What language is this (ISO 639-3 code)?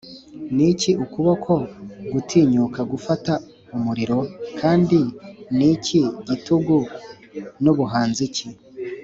kin